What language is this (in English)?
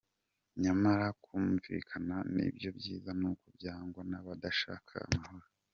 Kinyarwanda